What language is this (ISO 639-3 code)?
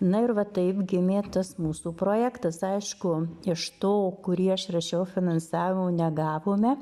lit